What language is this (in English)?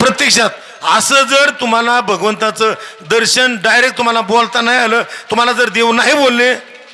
Marathi